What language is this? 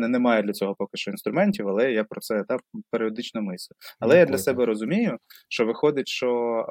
Ukrainian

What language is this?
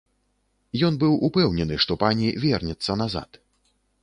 Belarusian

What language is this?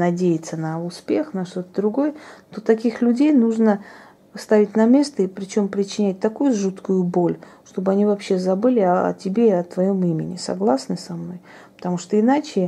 Russian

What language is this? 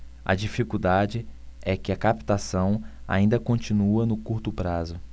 Portuguese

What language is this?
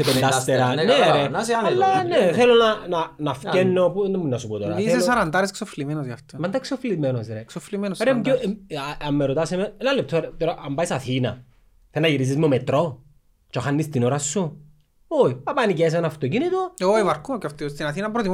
Greek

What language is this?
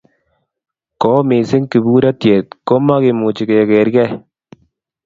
Kalenjin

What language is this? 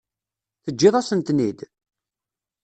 Kabyle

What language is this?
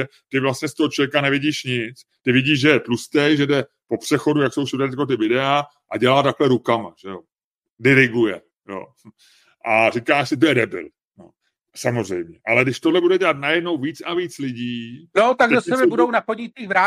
Czech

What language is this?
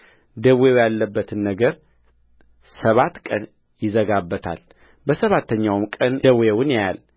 Amharic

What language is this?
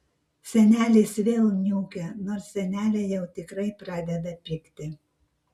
Lithuanian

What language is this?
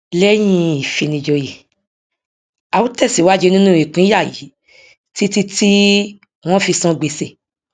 Yoruba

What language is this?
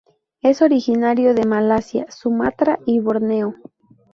Spanish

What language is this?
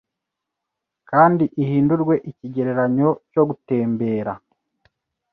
Kinyarwanda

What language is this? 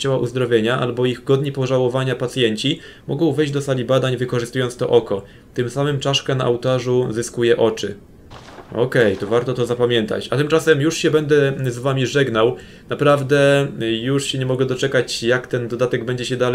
Polish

